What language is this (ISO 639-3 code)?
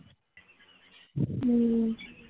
guj